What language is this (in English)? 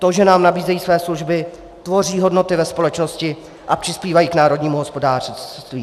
Czech